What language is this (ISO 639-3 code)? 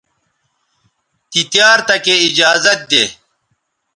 btv